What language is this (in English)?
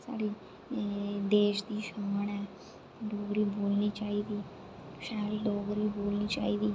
Dogri